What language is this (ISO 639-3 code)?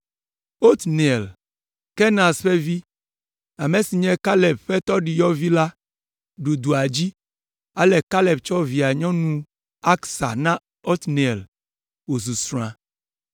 ewe